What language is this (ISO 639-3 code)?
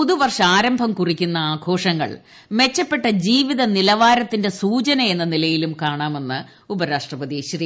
mal